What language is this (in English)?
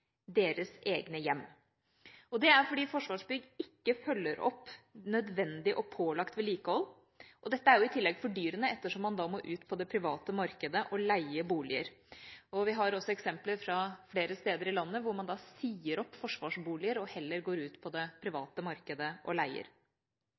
Norwegian Bokmål